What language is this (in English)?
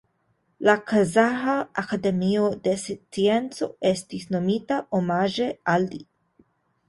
Esperanto